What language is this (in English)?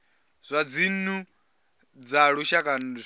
Venda